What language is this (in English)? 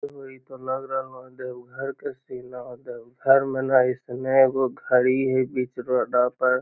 Magahi